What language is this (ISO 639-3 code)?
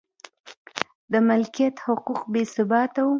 pus